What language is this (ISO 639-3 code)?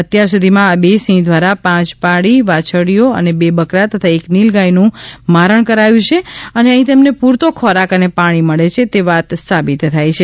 guj